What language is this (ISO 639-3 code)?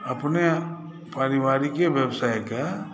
mai